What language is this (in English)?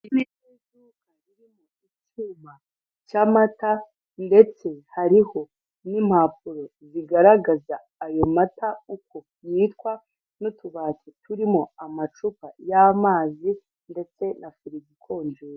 Kinyarwanda